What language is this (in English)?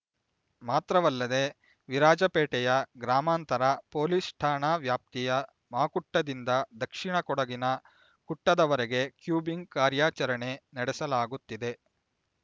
Kannada